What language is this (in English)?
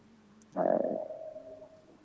Fula